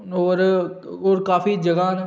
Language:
Dogri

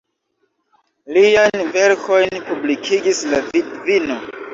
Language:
Esperanto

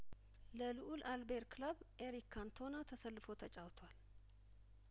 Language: Amharic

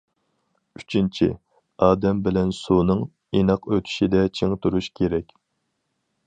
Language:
Uyghur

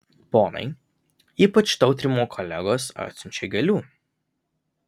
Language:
Lithuanian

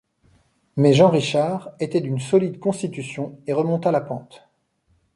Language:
French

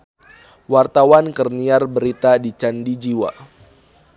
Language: Sundanese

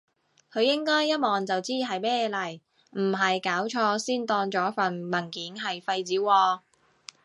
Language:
Cantonese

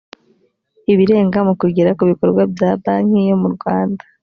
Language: Kinyarwanda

